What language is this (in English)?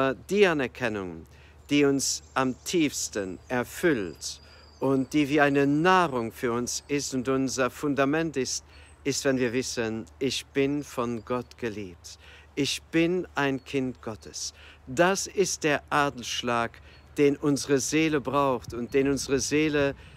German